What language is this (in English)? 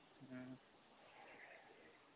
Tamil